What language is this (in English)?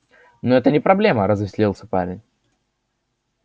Russian